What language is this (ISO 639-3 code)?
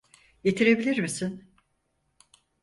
tur